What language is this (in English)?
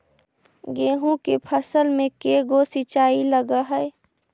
Magahi